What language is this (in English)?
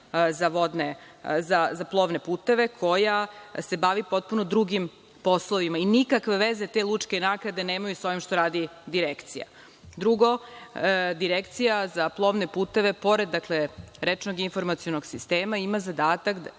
Serbian